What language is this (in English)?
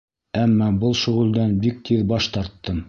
Bashkir